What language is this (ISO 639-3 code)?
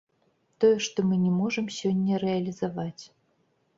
bel